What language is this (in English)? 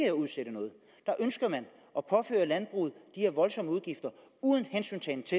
Danish